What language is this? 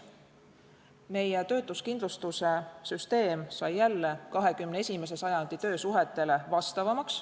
Estonian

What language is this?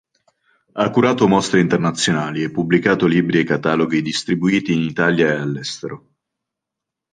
Italian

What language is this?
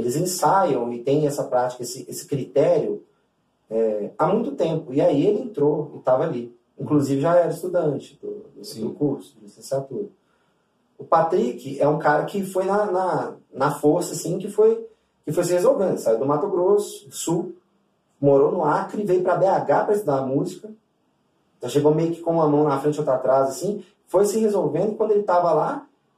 Portuguese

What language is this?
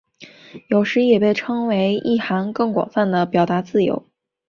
Chinese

